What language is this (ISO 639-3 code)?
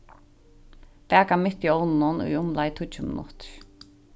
fao